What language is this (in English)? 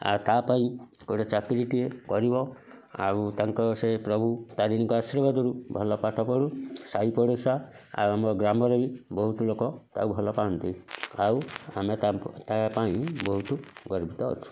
Odia